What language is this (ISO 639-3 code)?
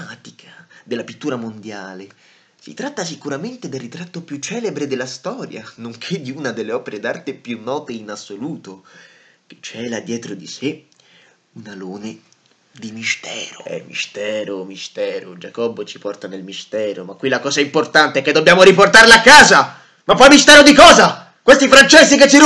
ita